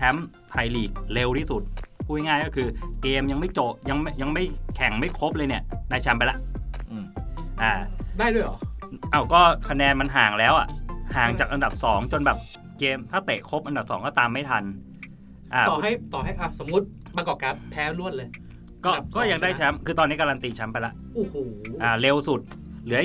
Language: Thai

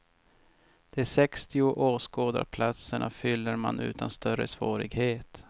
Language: Swedish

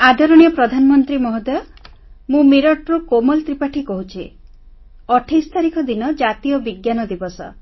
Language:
Odia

